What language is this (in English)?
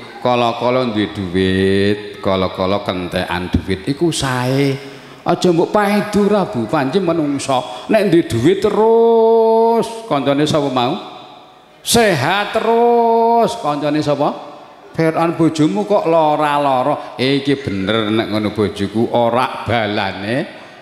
Indonesian